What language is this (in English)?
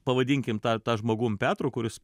Lithuanian